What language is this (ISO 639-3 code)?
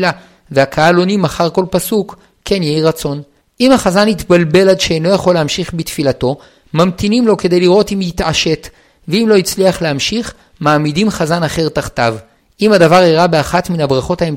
heb